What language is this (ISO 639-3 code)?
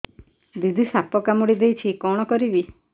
ori